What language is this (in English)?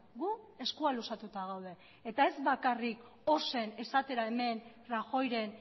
Basque